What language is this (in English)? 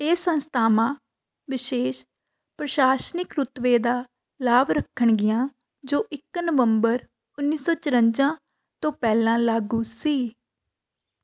Punjabi